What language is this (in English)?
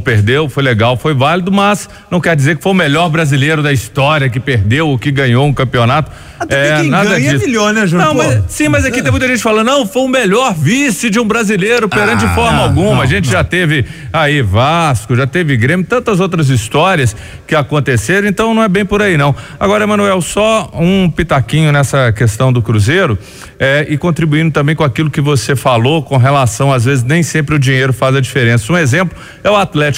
Portuguese